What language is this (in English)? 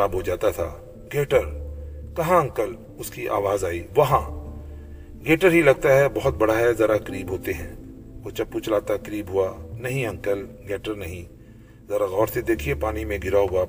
Urdu